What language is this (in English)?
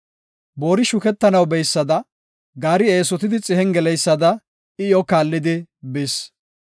Gofa